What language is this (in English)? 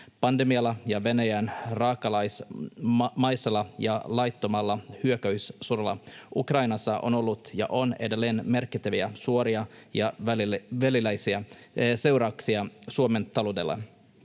Finnish